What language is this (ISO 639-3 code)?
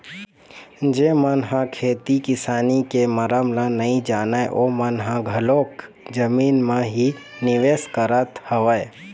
hne